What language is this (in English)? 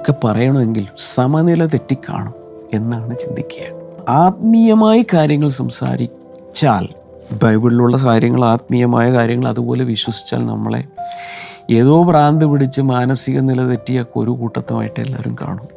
Malayalam